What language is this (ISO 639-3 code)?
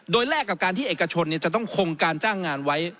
tha